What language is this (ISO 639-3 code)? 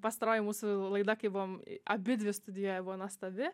lit